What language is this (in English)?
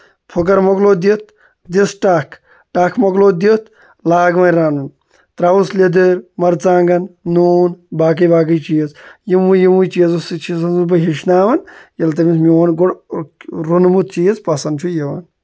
Kashmiri